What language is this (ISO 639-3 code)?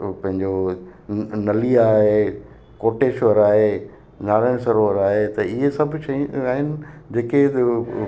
snd